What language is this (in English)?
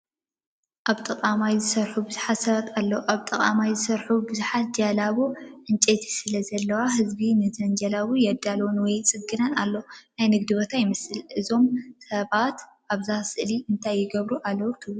Tigrinya